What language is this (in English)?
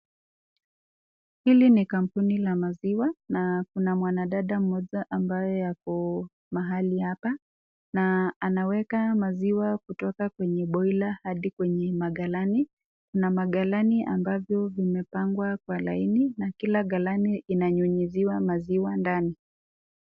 Swahili